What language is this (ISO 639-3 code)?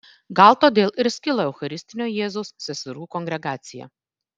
lit